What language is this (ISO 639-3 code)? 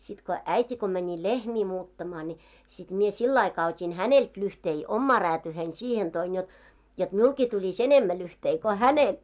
fin